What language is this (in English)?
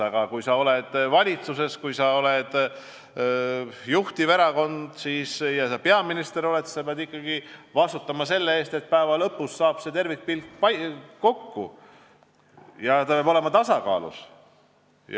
Estonian